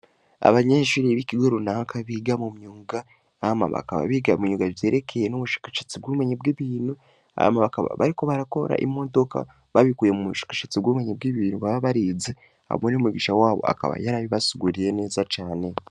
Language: Rundi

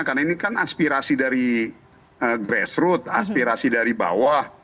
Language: Indonesian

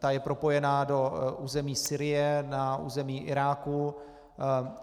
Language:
Czech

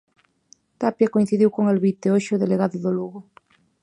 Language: Galician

